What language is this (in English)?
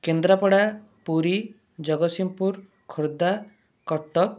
Odia